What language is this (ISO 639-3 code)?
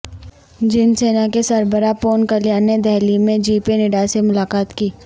urd